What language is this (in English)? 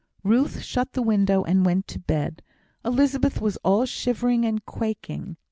English